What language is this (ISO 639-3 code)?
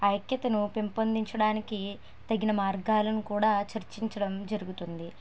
tel